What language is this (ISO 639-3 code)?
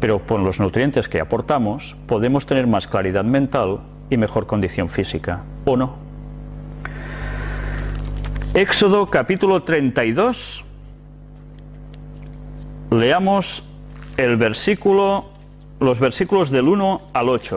spa